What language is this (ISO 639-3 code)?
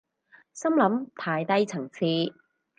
yue